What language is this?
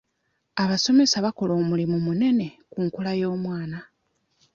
Ganda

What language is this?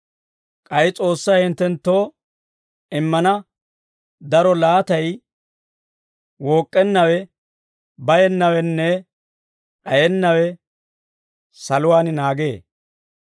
Dawro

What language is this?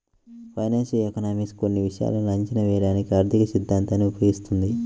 Telugu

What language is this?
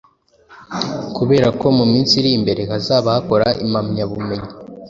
Kinyarwanda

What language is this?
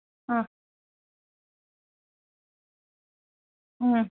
Sanskrit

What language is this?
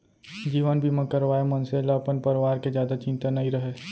Chhattisgarhi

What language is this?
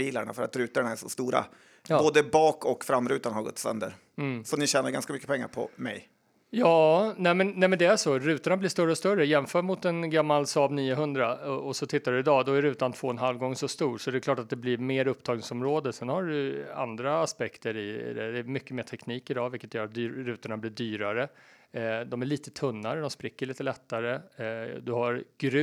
Swedish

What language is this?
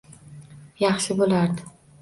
Uzbek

